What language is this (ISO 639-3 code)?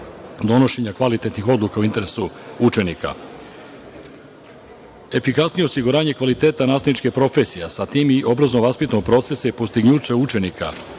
srp